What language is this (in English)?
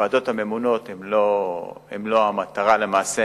Hebrew